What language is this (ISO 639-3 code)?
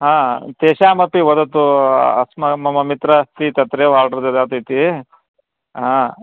san